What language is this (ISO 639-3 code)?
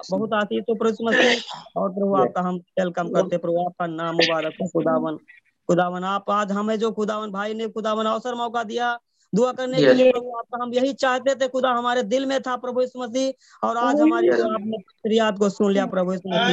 hin